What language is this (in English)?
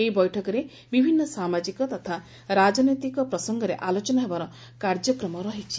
Odia